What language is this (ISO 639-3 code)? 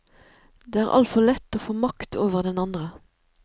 nor